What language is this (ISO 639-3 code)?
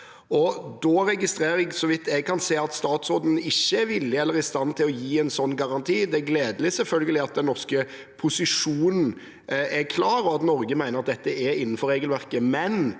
nor